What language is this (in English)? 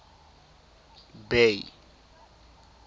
Tswana